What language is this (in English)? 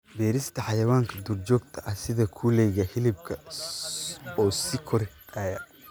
Somali